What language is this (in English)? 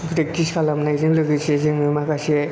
Bodo